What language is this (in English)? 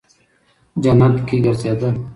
Pashto